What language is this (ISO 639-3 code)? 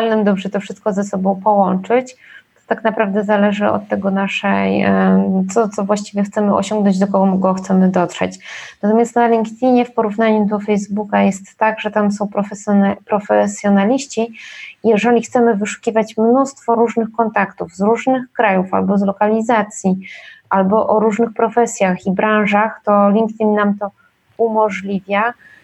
pol